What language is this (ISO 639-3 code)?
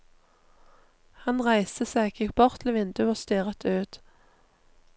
nor